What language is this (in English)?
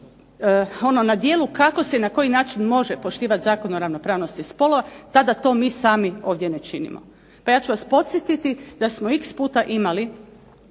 Croatian